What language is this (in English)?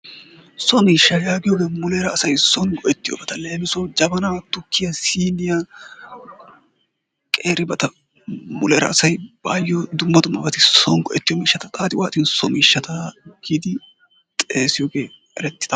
Wolaytta